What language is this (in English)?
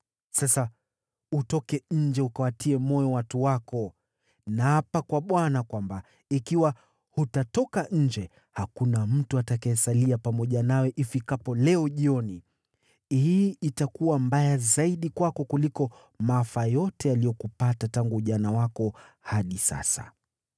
Swahili